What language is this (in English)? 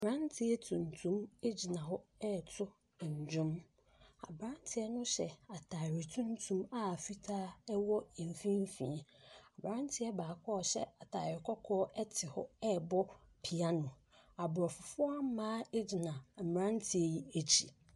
Akan